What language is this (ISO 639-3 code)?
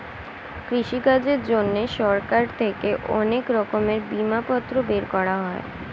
ben